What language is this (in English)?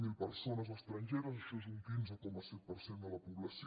Catalan